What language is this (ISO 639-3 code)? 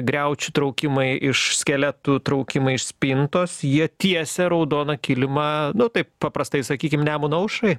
lit